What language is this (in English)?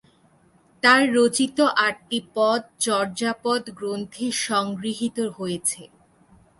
Bangla